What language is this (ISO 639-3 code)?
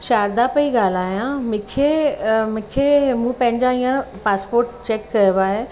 snd